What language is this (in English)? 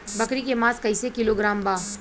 Bhojpuri